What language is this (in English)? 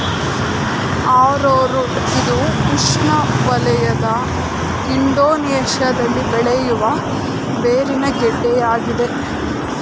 Kannada